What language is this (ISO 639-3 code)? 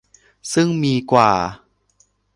tha